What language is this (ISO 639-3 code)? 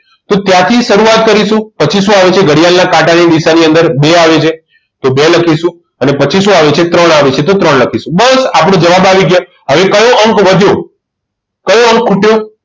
guj